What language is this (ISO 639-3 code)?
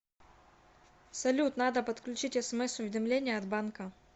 rus